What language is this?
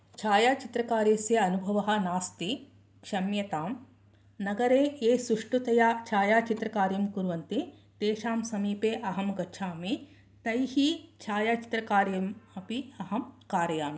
Sanskrit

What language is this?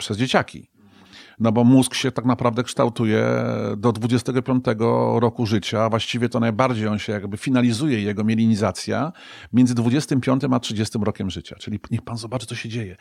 Polish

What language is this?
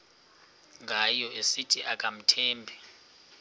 Xhosa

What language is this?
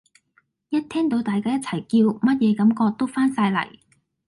Cantonese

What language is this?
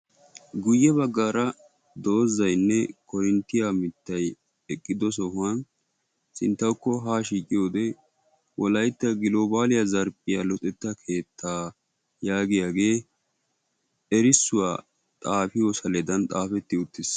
Wolaytta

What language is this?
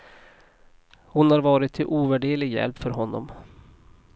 Swedish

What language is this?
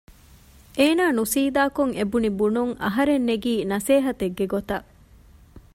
Divehi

